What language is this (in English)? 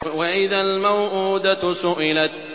Arabic